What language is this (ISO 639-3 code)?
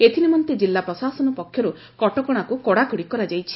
ori